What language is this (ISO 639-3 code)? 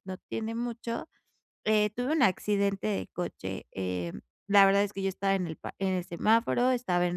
spa